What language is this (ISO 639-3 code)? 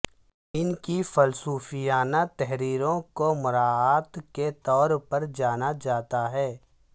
urd